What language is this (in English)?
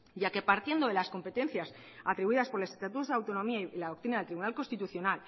Spanish